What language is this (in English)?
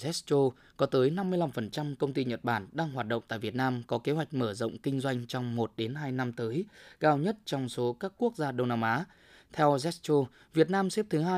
Vietnamese